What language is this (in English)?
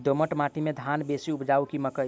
Maithili